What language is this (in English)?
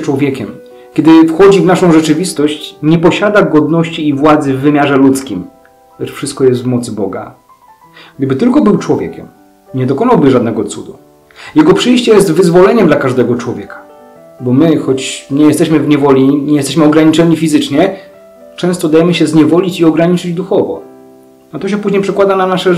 Polish